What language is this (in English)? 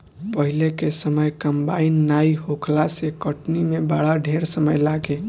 Bhojpuri